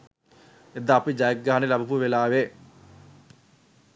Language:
Sinhala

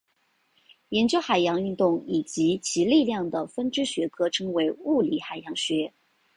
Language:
Chinese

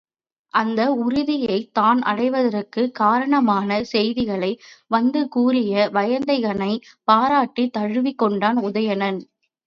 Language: Tamil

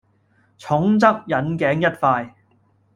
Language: Cantonese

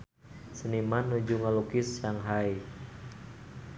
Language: Sundanese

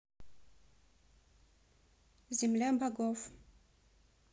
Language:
Russian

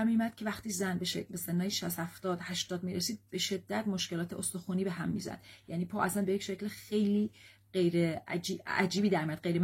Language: Persian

